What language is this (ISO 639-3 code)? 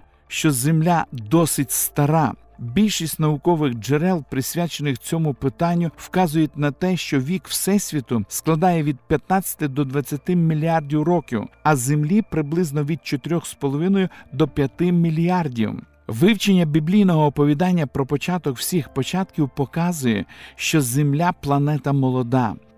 ukr